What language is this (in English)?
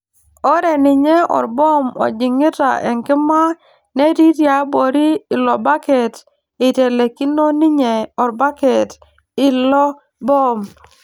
Masai